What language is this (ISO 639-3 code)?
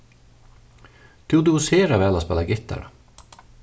fao